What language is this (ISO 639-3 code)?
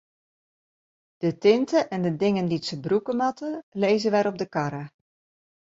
fry